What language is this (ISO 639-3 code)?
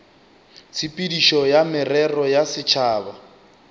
nso